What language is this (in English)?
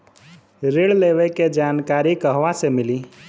Bhojpuri